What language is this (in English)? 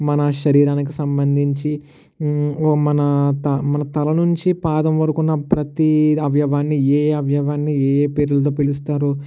Telugu